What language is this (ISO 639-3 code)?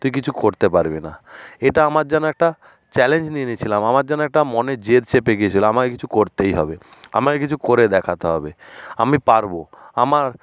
ben